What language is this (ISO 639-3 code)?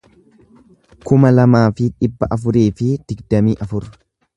orm